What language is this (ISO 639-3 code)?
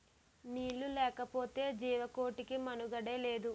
tel